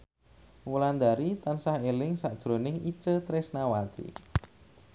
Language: Javanese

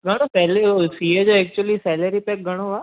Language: Sindhi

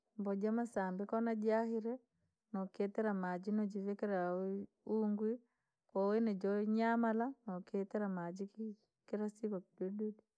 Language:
Langi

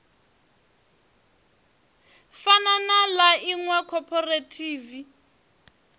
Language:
Venda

